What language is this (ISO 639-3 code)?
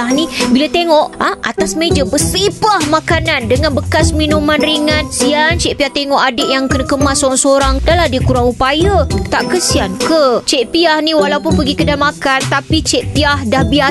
msa